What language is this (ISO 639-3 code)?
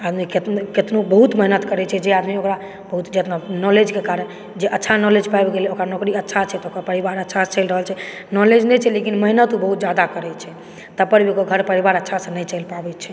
mai